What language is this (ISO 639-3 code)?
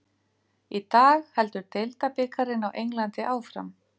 isl